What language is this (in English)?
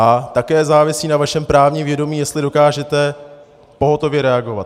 Czech